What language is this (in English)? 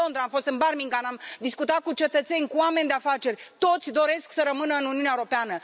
Romanian